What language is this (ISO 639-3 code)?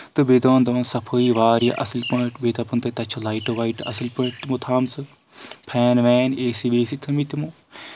kas